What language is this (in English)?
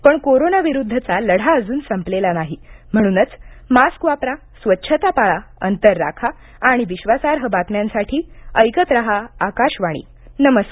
Marathi